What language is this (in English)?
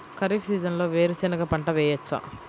Telugu